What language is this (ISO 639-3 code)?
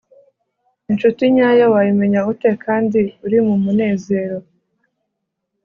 kin